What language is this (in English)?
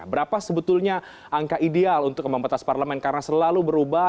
Indonesian